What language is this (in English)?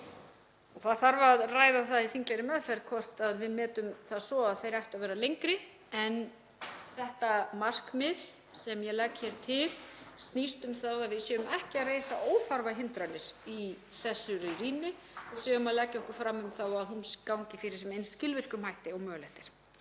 Icelandic